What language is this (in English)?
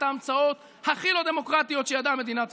Hebrew